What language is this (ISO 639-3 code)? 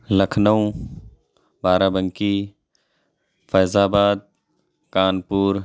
urd